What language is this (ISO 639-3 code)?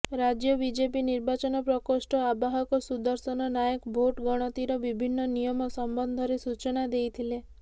ori